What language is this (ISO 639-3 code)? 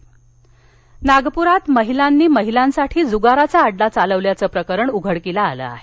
mar